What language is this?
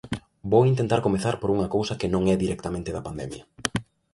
Galician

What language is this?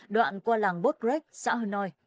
Vietnamese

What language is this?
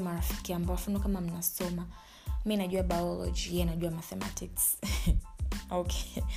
Swahili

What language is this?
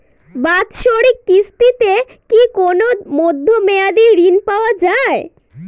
Bangla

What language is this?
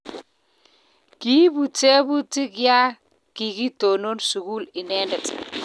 Kalenjin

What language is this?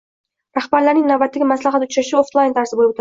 Uzbek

